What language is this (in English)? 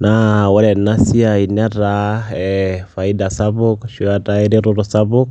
Masai